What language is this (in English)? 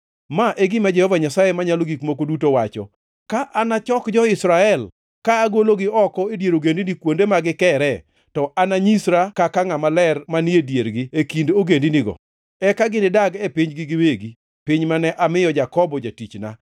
Luo (Kenya and Tanzania)